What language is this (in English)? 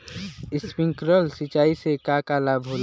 Bhojpuri